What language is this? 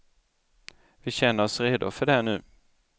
Swedish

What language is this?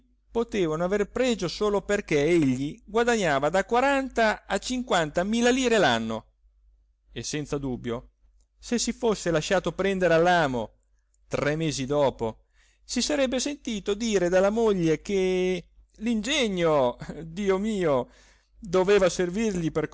Italian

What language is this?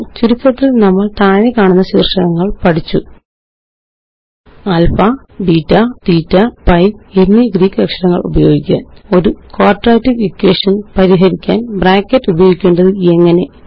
Malayalam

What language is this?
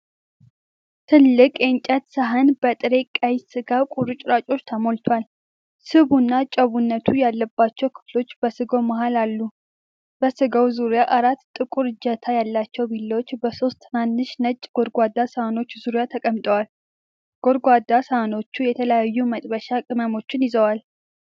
Amharic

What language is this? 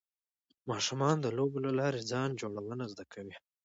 Pashto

